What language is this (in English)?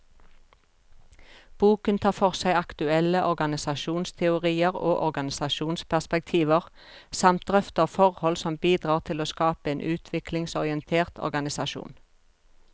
Norwegian